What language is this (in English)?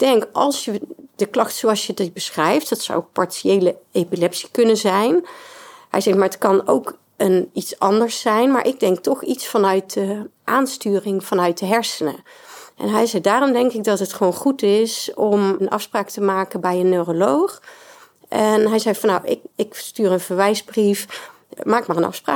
Dutch